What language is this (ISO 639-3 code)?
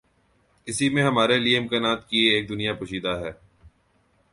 urd